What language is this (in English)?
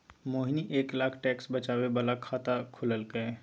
Maithili